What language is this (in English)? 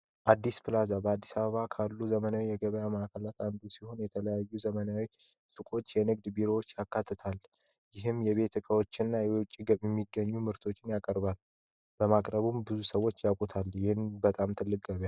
Amharic